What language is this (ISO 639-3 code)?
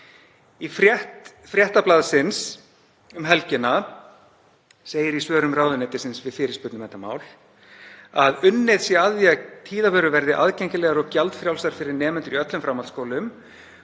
isl